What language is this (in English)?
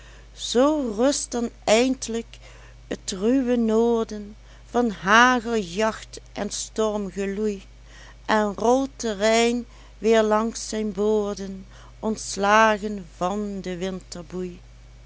Dutch